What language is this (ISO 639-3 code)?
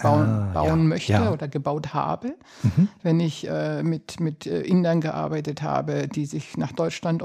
deu